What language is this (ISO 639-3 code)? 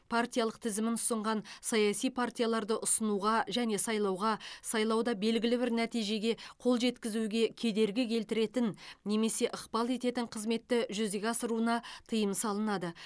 kaz